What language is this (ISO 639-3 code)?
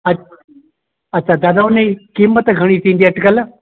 snd